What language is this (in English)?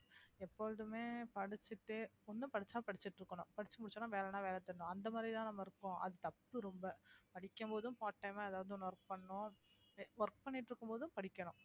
Tamil